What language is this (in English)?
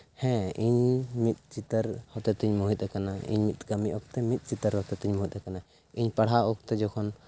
Santali